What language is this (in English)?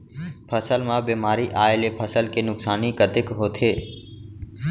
Chhattisgarhi